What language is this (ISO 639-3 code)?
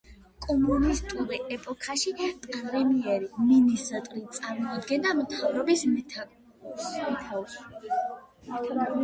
kat